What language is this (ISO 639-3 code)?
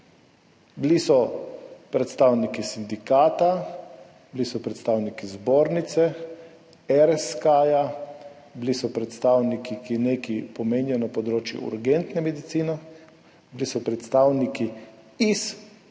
slv